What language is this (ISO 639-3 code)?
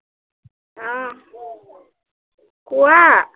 asm